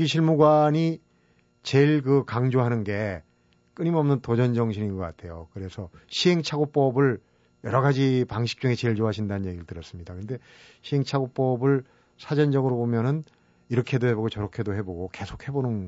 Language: Korean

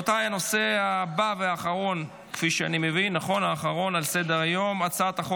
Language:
Hebrew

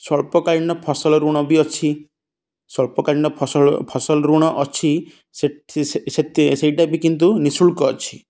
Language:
Odia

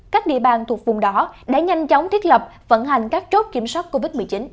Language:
Vietnamese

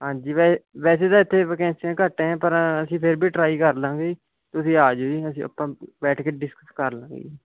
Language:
Punjabi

